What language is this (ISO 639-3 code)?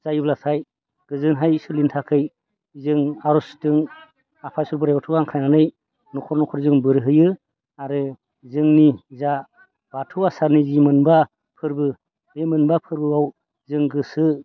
brx